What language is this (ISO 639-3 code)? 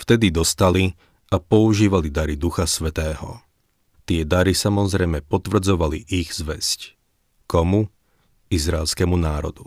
slk